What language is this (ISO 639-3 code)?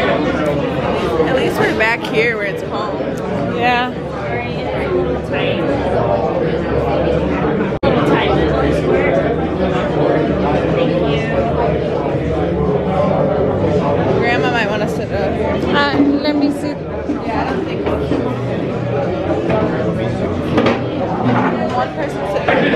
spa